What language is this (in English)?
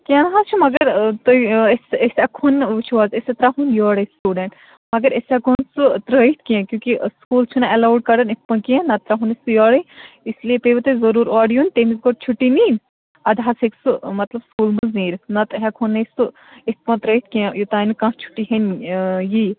Kashmiri